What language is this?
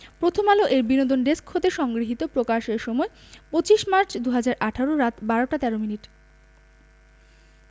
Bangla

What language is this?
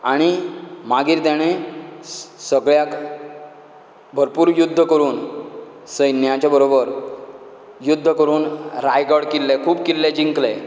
Konkani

